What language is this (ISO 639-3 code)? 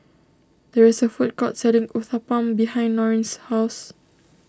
eng